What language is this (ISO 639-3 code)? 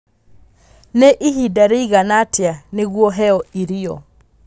kik